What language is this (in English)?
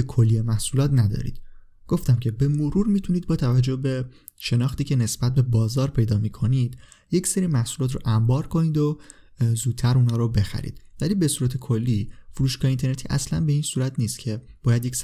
Persian